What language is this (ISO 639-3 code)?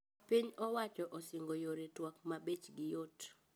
luo